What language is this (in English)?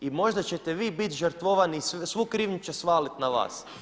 Croatian